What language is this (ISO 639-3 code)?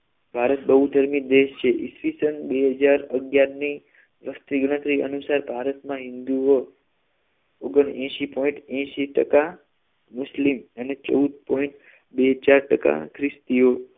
guj